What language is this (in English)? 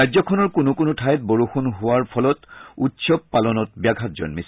Assamese